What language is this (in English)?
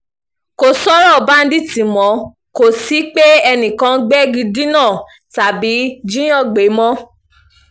Yoruba